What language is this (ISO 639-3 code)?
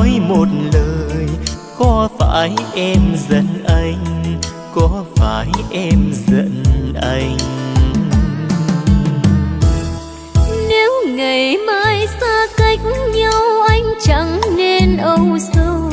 vie